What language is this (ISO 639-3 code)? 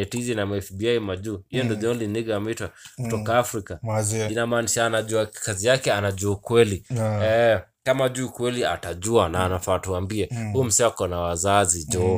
swa